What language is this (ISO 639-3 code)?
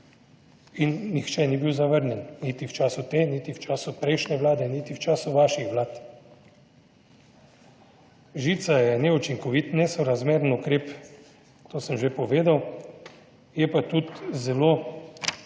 slv